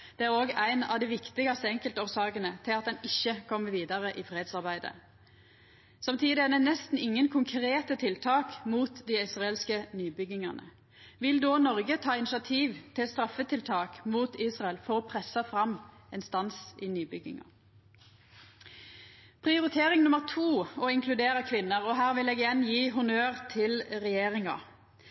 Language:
Norwegian Nynorsk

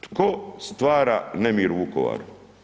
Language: Croatian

